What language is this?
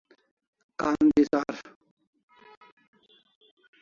Kalasha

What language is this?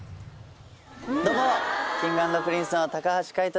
Japanese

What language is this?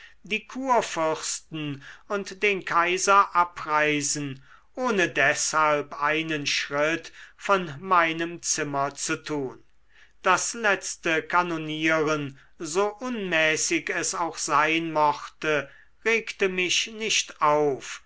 German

